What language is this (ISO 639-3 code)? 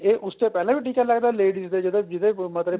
pan